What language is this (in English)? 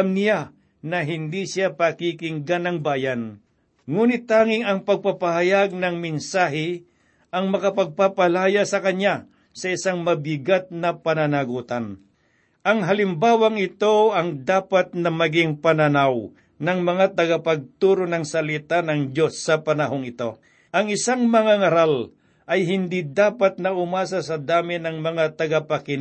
Filipino